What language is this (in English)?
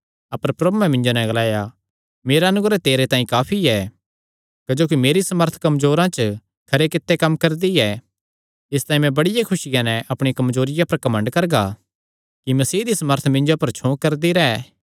Kangri